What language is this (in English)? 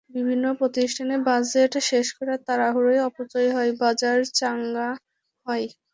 Bangla